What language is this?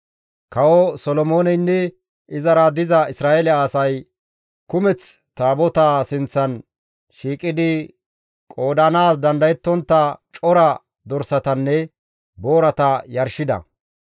Gamo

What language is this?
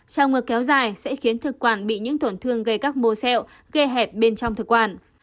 Vietnamese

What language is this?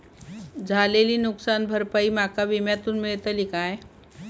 Marathi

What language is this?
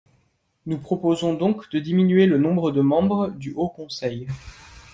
French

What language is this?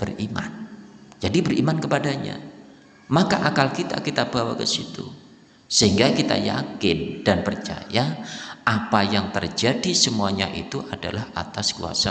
Indonesian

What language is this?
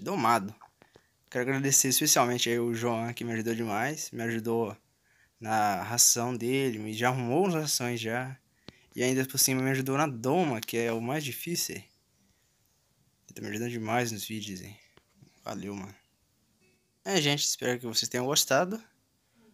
Portuguese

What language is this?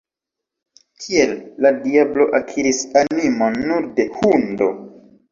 Esperanto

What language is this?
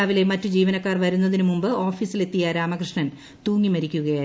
Malayalam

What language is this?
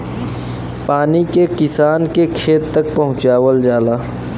Bhojpuri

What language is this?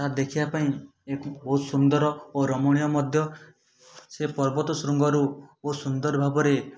Odia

